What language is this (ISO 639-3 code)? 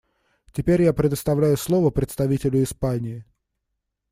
rus